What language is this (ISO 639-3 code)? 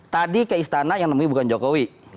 ind